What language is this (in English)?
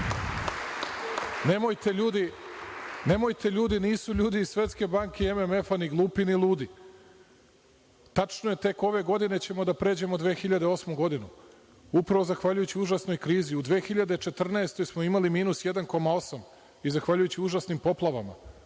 Serbian